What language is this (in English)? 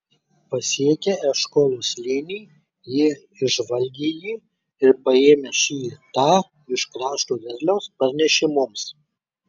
Lithuanian